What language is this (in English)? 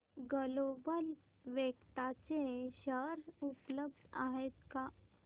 Marathi